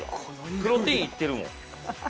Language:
Japanese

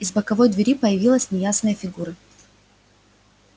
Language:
Russian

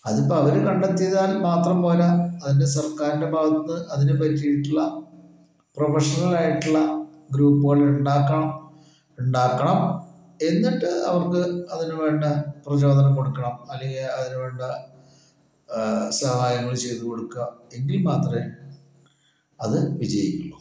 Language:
Malayalam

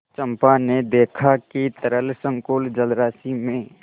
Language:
Hindi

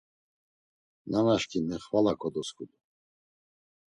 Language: Laz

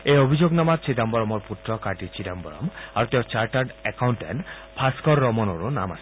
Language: Assamese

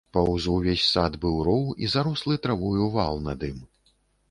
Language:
Belarusian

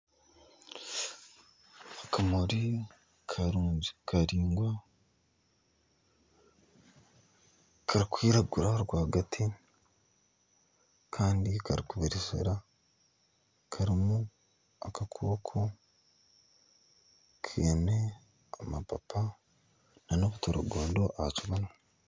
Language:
Nyankole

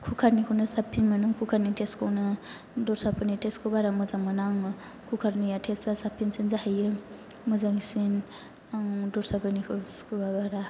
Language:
Bodo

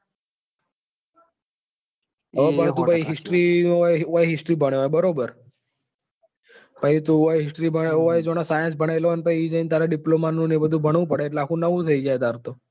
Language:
Gujarati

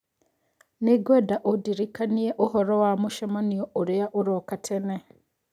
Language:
Kikuyu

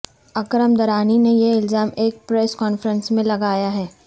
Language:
Urdu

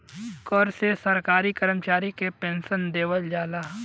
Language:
Bhojpuri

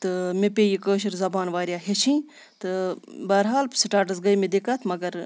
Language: Kashmiri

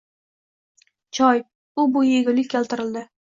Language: Uzbek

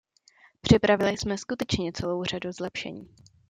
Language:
Czech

